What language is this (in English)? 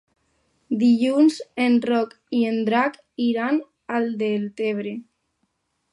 Catalan